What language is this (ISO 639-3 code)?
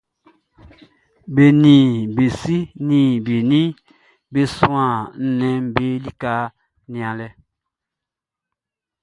bci